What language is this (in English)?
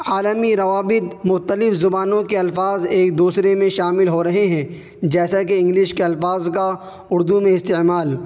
Urdu